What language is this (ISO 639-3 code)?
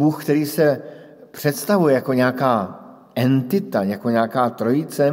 ces